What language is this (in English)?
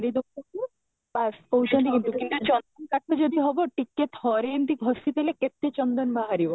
Odia